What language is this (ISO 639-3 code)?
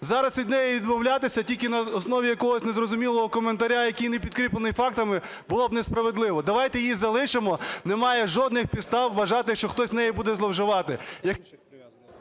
ukr